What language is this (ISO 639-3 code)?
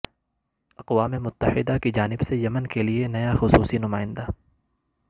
urd